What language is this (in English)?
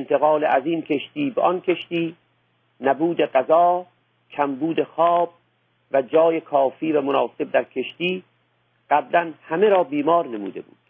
Persian